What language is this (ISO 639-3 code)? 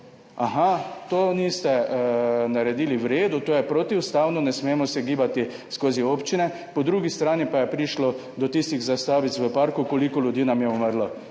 slv